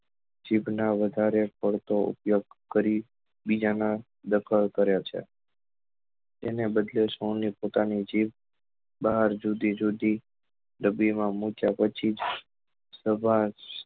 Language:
Gujarati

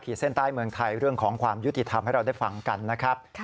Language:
Thai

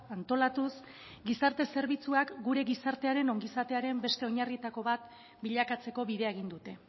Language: Basque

